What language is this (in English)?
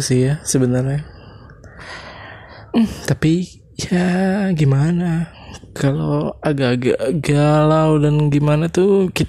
Indonesian